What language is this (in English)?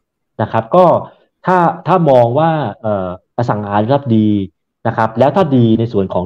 Thai